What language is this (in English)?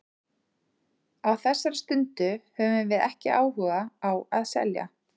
Icelandic